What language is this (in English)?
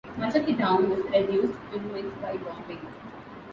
English